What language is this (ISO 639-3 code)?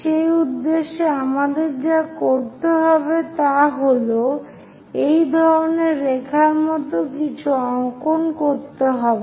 ben